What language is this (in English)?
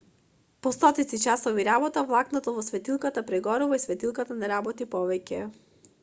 Macedonian